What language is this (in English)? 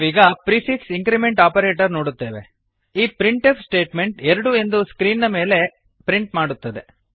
Kannada